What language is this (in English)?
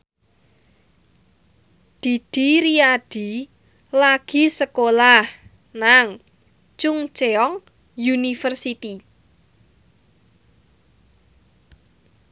Javanese